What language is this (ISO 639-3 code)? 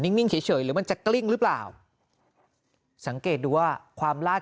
tha